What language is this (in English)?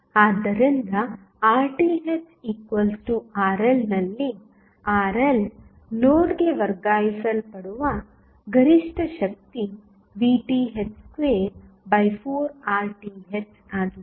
Kannada